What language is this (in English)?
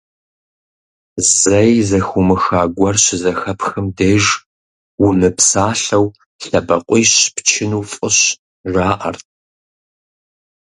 Kabardian